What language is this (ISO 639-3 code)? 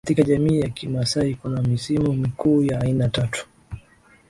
swa